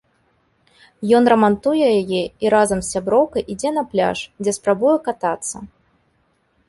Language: Belarusian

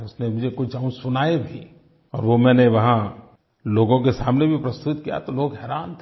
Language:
Hindi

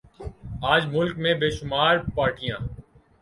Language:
Urdu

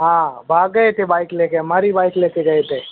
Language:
Hindi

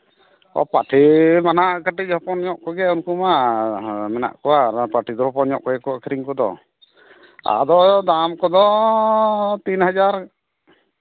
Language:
Santali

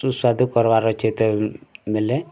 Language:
Odia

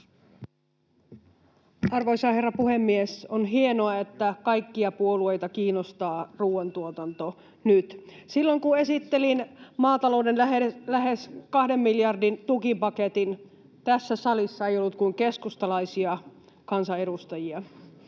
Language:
Finnish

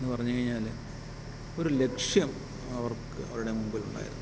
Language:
Malayalam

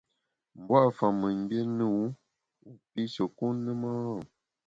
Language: Bamun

